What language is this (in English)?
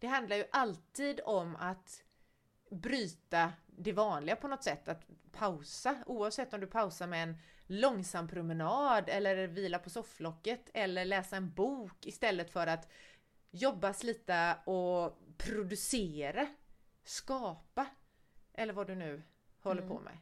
Swedish